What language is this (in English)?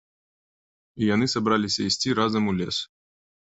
Belarusian